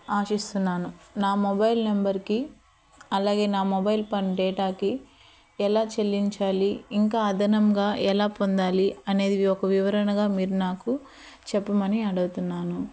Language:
Telugu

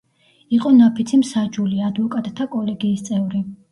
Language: Georgian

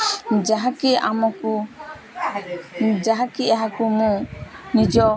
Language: Odia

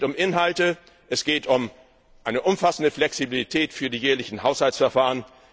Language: German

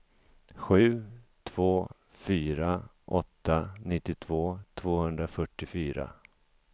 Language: Swedish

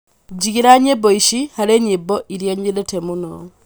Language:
Kikuyu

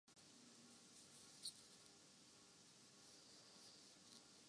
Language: Urdu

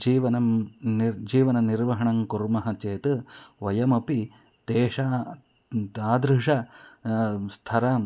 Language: Sanskrit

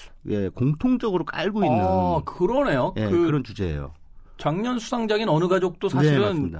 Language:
Korean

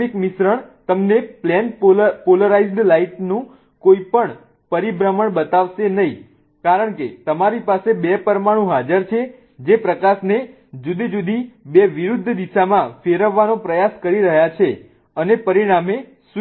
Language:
Gujarati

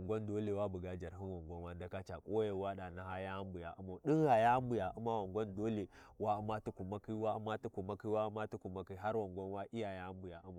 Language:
Warji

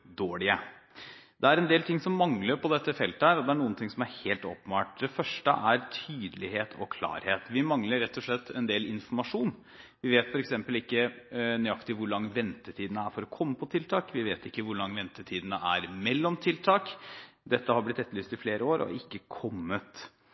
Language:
Norwegian Bokmål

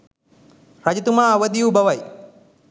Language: Sinhala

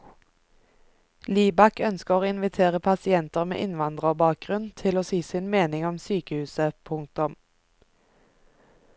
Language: Norwegian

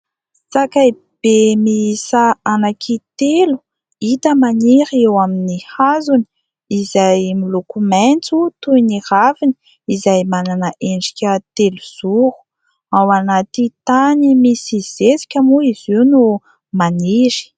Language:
Malagasy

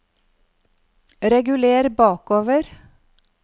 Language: Norwegian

